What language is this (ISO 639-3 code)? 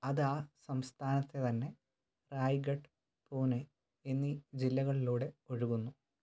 mal